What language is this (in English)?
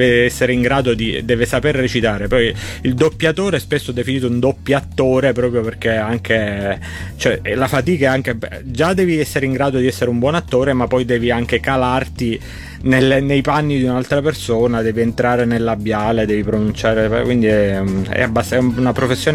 Italian